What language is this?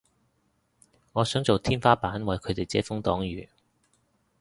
Cantonese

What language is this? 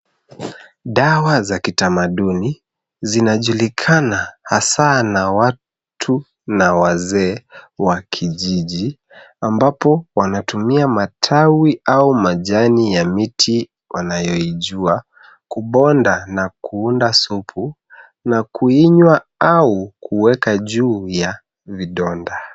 Swahili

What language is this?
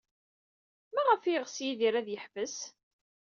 Kabyle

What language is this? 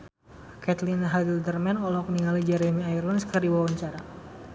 Sundanese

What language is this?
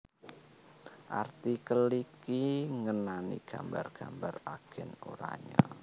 Javanese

